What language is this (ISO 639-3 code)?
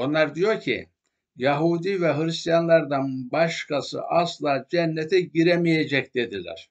tur